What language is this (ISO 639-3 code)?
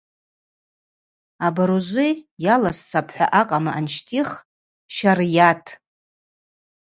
abq